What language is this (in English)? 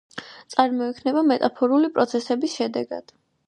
Georgian